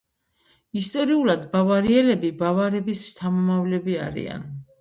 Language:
Georgian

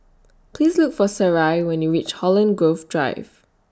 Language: English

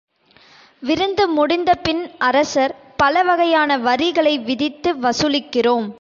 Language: Tamil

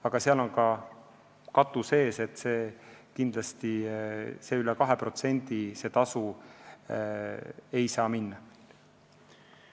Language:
Estonian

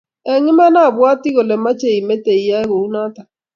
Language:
Kalenjin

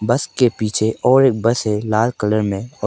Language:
Hindi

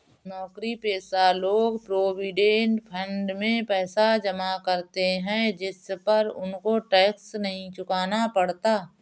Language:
Hindi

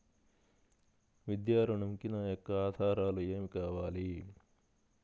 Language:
Telugu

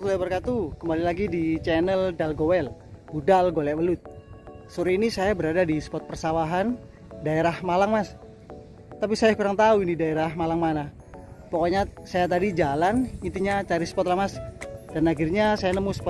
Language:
Indonesian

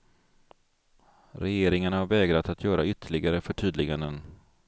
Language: Swedish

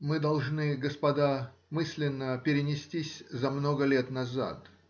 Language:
Russian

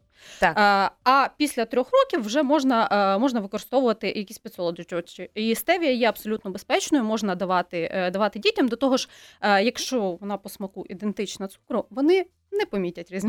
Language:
Ukrainian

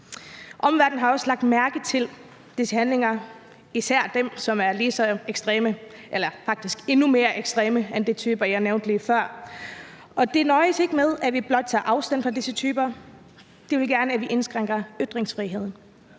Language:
Danish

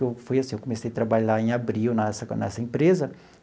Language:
Portuguese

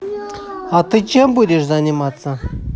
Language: Russian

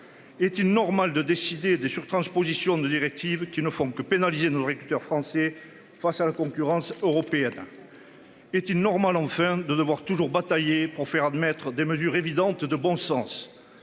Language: French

